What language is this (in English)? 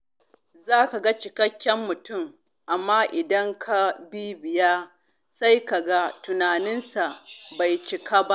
Hausa